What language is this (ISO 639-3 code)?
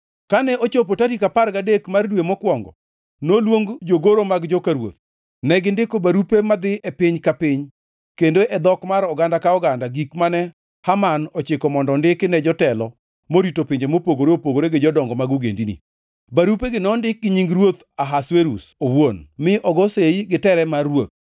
luo